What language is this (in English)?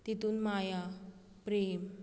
Konkani